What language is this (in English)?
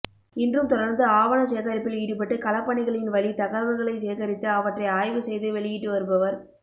Tamil